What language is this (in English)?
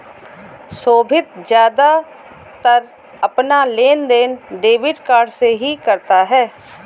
Hindi